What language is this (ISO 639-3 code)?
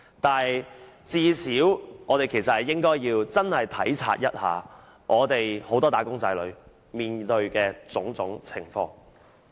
yue